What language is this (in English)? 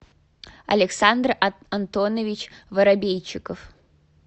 Russian